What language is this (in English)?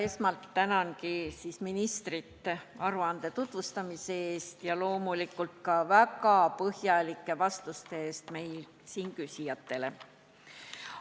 Estonian